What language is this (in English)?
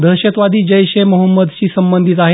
Marathi